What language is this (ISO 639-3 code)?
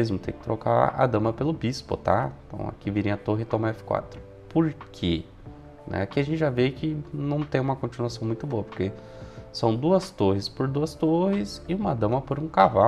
por